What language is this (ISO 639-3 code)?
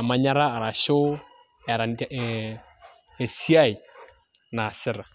mas